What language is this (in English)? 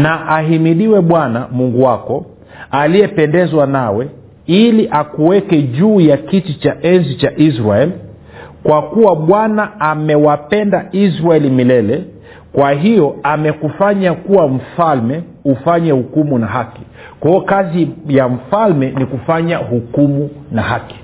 Swahili